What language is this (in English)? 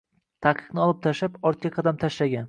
Uzbek